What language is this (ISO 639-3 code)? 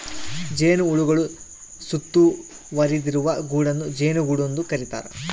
kan